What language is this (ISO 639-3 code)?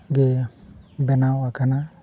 sat